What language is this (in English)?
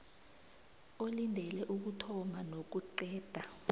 South Ndebele